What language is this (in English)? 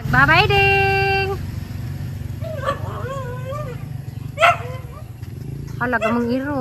Filipino